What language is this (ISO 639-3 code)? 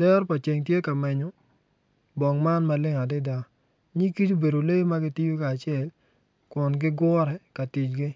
ach